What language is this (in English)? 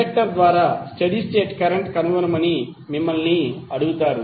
Telugu